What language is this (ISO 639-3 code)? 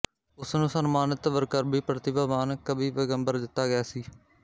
pan